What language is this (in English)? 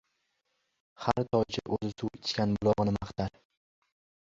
Uzbek